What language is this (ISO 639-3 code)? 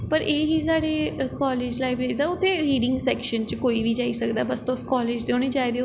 doi